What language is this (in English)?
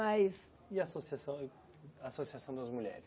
Portuguese